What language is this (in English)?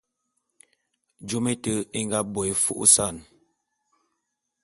Bulu